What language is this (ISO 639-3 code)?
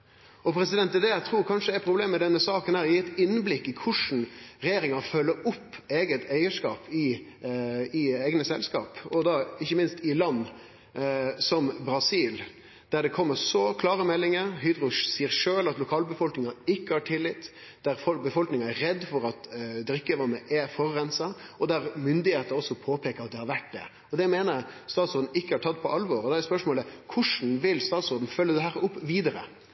nor